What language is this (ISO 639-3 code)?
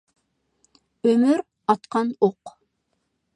uig